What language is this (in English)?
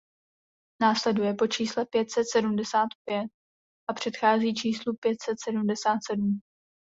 Czech